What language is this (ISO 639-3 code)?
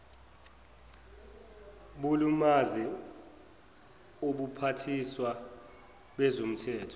zul